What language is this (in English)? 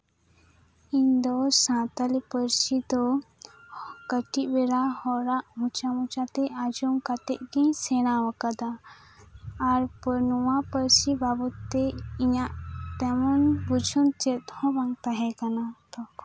Santali